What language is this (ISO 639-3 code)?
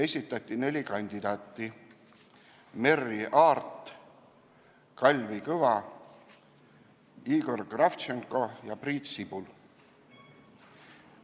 est